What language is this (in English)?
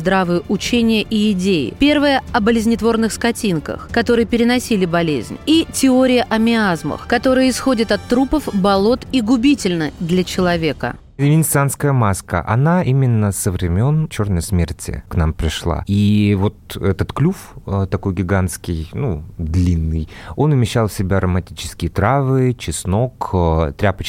Russian